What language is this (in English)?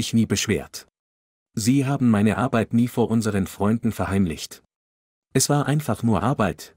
German